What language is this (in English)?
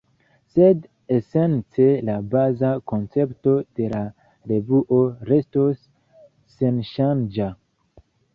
Esperanto